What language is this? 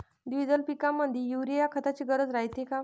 Marathi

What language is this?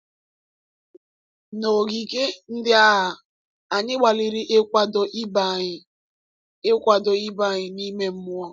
Igbo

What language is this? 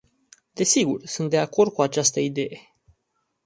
Romanian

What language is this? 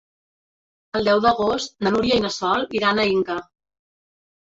Catalan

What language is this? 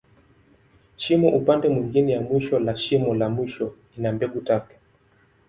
Swahili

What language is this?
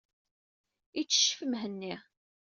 Kabyle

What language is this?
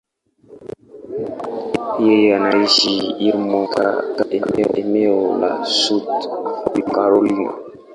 Swahili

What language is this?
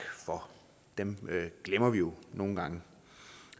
Danish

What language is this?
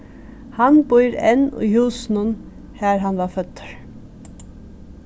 Faroese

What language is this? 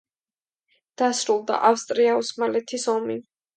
Georgian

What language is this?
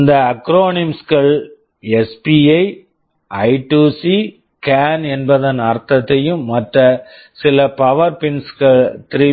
Tamil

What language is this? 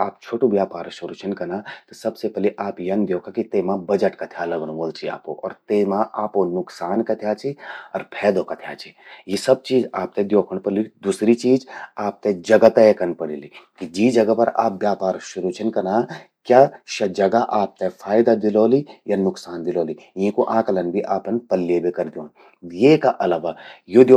Garhwali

